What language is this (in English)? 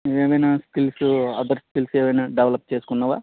Telugu